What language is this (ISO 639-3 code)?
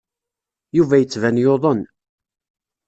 kab